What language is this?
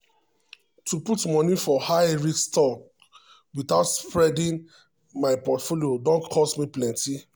Nigerian Pidgin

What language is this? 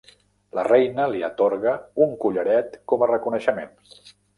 Catalan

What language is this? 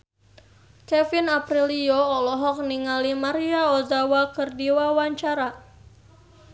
Sundanese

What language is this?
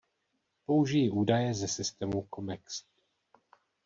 Czech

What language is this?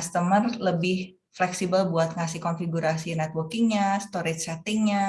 Indonesian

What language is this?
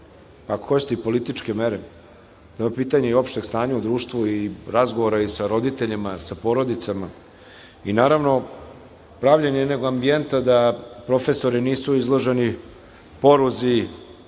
Serbian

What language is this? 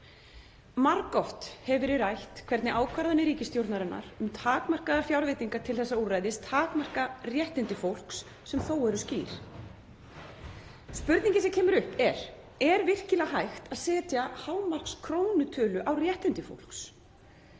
Icelandic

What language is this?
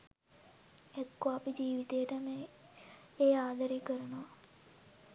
Sinhala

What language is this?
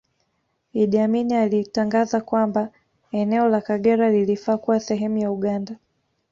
Swahili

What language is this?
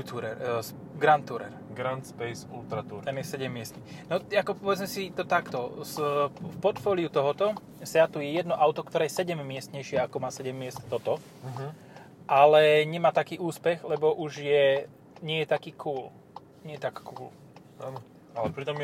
Slovak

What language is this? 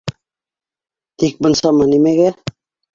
Bashkir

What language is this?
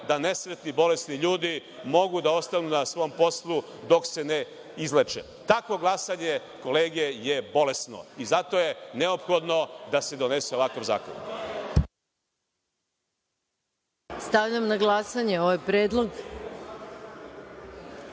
Serbian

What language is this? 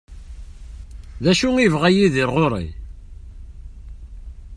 Kabyle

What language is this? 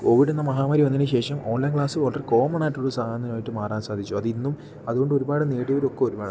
Malayalam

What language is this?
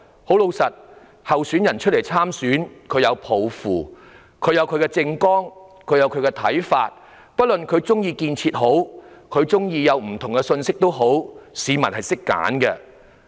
Cantonese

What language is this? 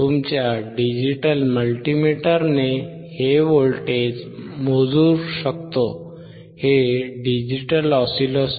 Marathi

